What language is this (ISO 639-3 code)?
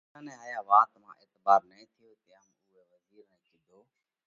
kvx